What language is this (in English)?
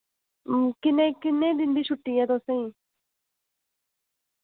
Dogri